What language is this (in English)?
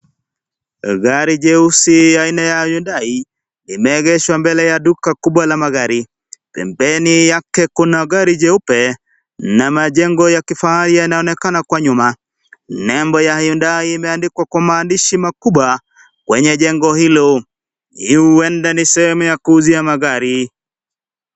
Swahili